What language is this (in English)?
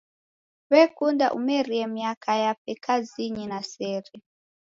Taita